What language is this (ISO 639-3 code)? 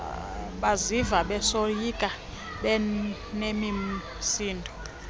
xho